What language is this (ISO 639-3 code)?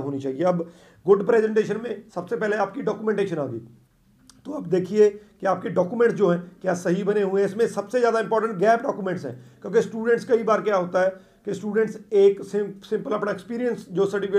hin